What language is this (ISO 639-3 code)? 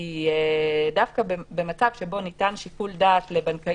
heb